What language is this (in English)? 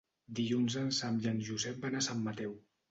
Catalan